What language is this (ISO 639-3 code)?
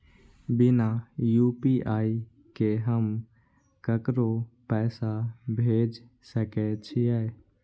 mai